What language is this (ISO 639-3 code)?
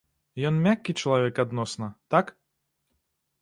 bel